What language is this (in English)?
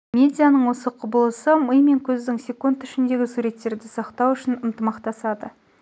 Kazakh